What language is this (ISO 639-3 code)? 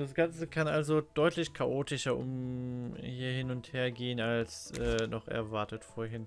deu